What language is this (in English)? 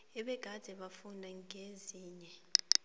South Ndebele